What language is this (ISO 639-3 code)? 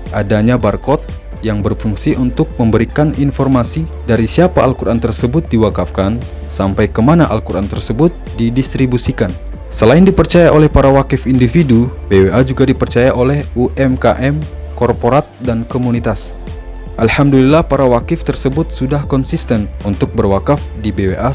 ind